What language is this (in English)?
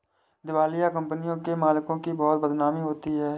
Hindi